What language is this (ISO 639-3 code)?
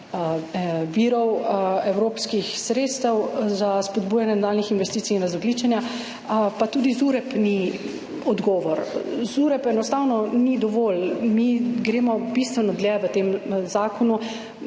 slv